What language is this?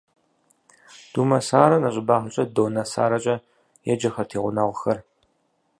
Kabardian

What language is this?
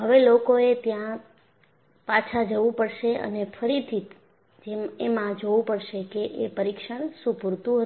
Gujarati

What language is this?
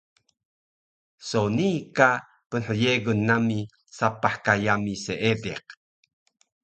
Taroko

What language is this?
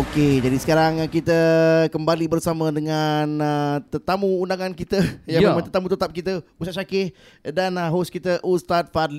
Malay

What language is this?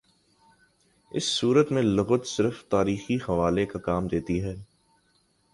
Urdu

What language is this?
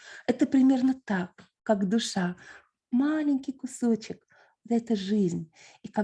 Russian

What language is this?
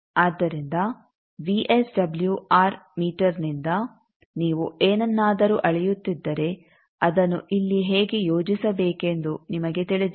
Kannada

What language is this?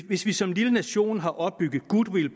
Danish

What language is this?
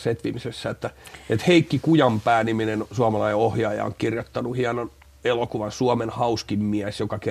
Finnish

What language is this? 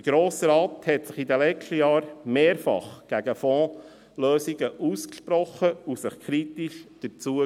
Swiss German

